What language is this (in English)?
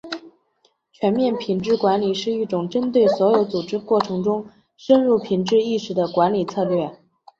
Chinese